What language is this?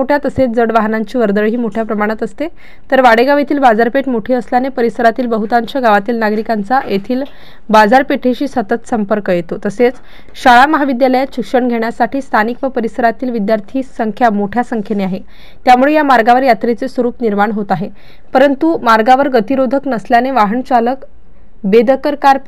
Romanian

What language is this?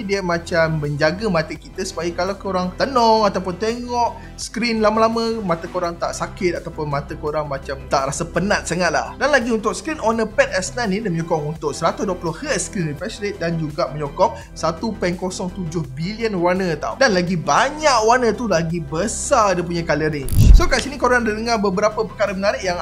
Malay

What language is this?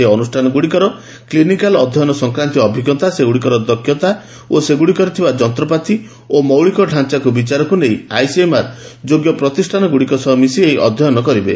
Odia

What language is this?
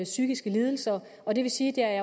Danish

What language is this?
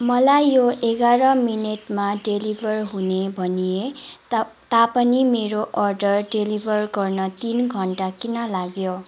Nepali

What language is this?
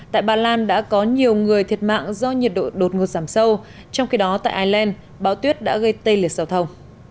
Vietnamese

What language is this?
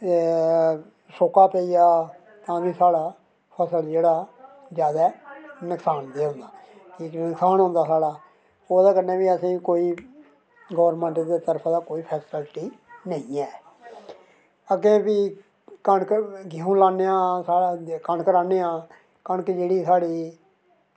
Dogri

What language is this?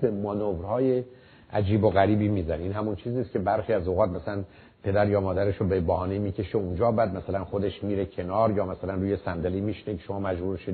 Persian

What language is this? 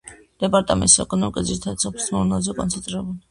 Georgian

